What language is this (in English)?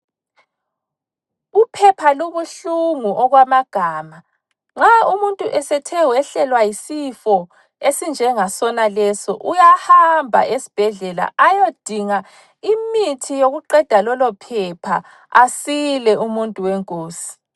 North Ndebele